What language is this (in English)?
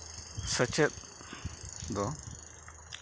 Santali